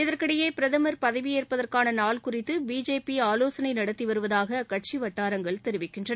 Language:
Tamil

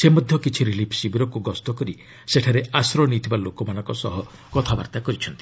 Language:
Odia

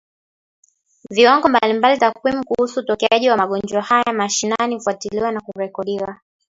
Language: Swahili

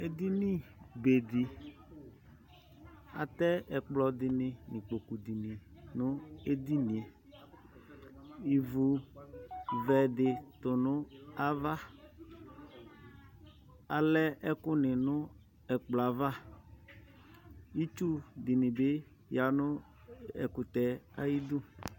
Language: Ikposo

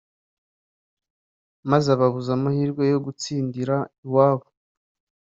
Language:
Kinyarwanda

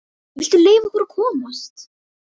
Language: Icelandic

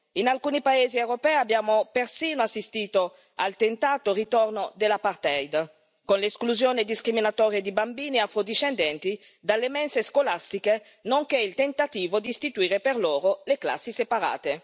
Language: Italian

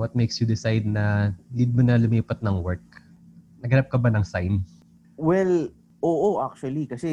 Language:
Filipino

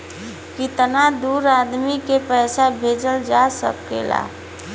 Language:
Bhojpuri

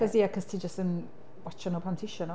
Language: Welsh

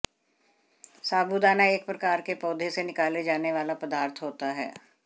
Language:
Hindi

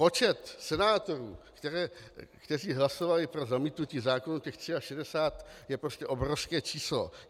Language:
Czech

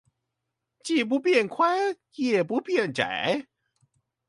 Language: Chinese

